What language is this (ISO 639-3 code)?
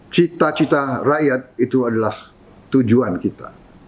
ind